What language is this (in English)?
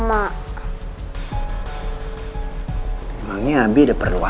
Indonesian